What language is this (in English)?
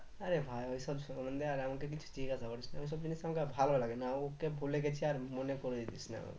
Bangla